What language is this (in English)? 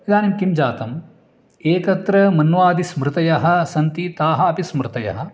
Sanskrit